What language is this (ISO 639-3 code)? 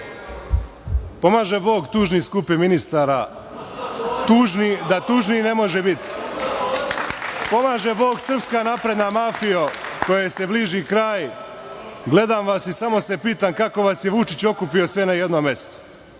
srp